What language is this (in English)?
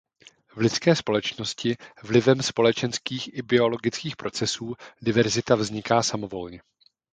Czech